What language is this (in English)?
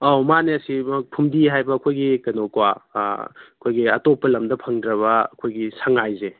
Manipuri